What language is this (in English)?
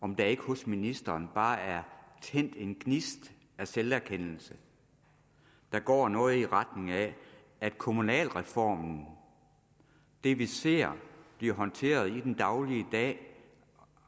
Danish